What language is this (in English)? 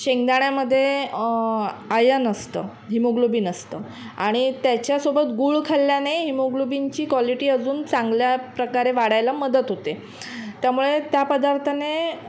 Marathi